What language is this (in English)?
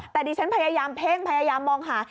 Thai